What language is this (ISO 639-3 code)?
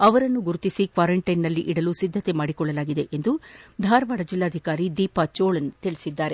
kan